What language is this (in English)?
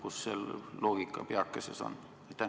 Estonian